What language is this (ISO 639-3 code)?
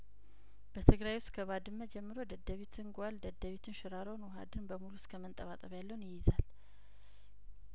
amh